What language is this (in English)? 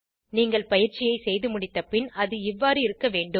Tamil